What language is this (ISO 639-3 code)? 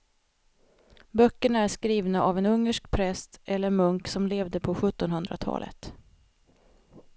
swe